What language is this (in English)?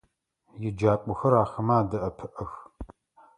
Adyghe